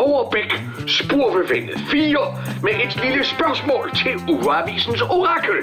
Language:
Danish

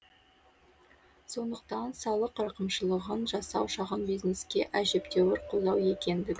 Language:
Kazakh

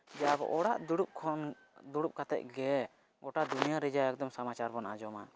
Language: Santali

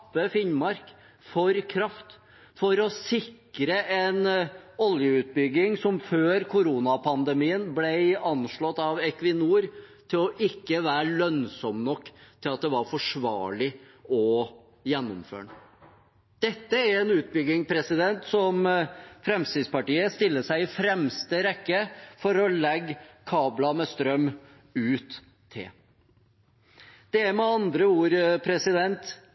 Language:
Norwegian Bokmål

